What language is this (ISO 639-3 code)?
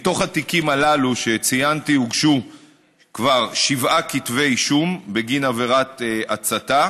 heb